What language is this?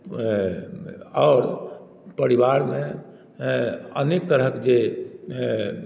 Maithili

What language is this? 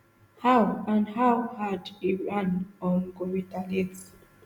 Nigerian Pidgin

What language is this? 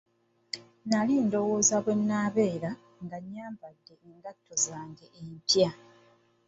Ganda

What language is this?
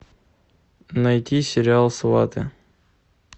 Russian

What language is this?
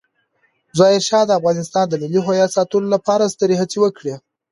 Pashto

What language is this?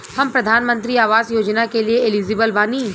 Bhojpuri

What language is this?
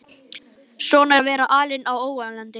Icelandic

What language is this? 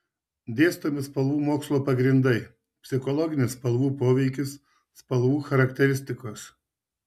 Lithuanian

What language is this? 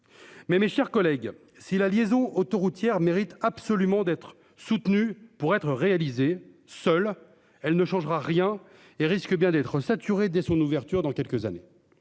French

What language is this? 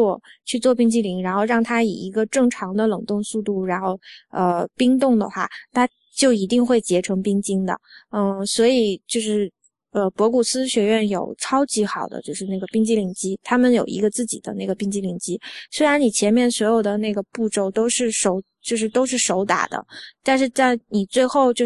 Chinese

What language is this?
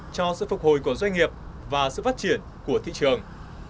Vietnamese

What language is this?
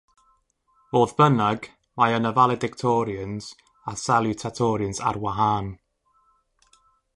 Welsh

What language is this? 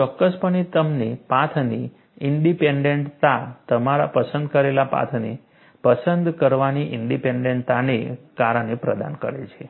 Gujarati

